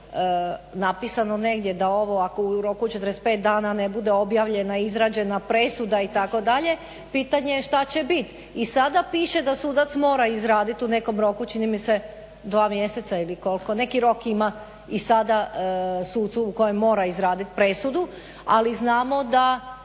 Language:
Croatian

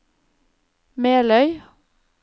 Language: Norwegian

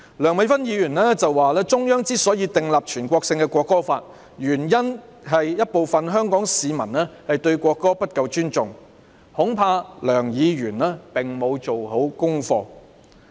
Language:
Cantonese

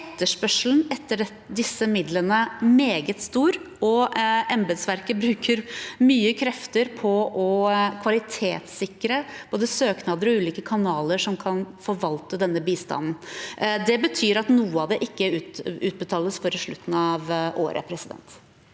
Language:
Norwegian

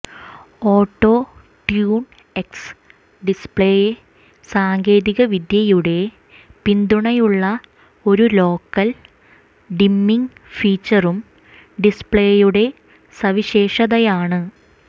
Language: Malayalam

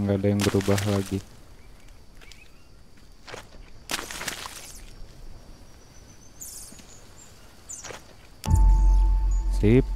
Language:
Indonesian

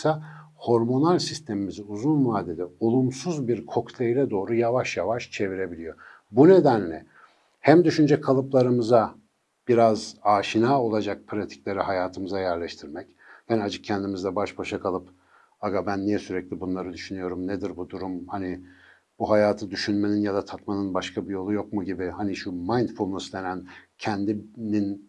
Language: Turkish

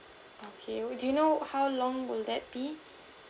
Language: English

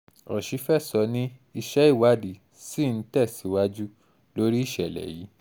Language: Yoruba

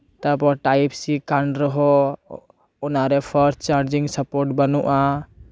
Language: Santali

